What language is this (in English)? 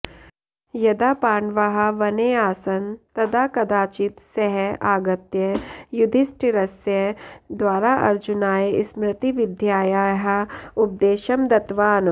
Sanskrit